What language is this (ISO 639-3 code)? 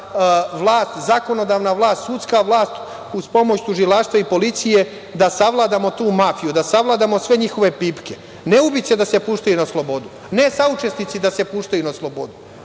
srp